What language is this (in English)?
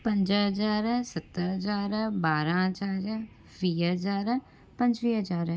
Sindhi